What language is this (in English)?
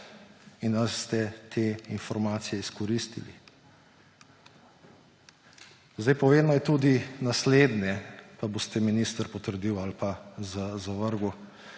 Slovenian